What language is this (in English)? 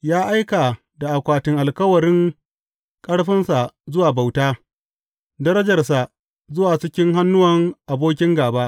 Hausa